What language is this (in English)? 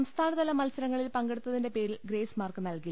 Malayalam